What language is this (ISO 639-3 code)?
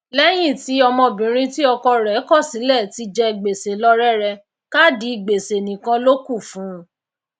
yor